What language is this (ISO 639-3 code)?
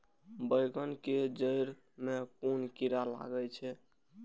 mai